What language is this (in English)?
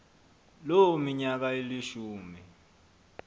Xhosa